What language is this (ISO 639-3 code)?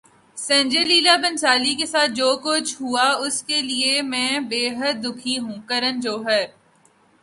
urd